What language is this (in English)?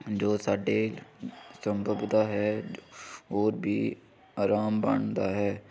Punjabi